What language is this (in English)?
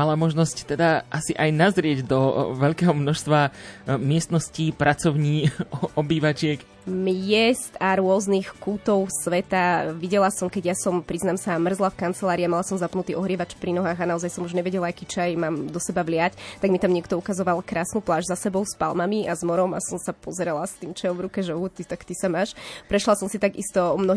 Slovak